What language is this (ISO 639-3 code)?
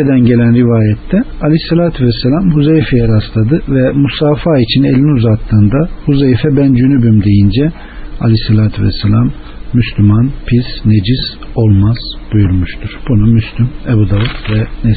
tur